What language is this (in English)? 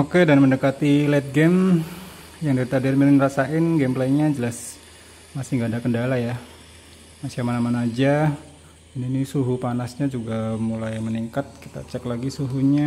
Indonesian